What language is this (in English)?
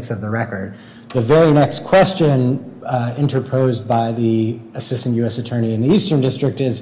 English